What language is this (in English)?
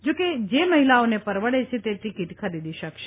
Gujarati